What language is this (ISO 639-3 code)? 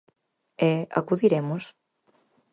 glg